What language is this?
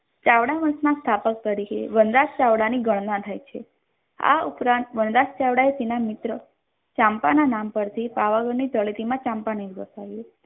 Gujarati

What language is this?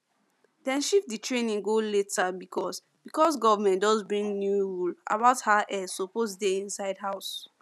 Nigerian Pidgin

